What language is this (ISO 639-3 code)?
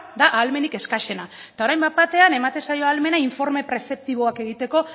eus